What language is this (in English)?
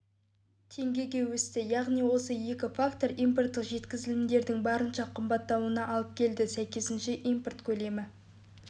Kazakh